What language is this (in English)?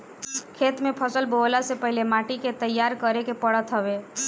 Bhojpuri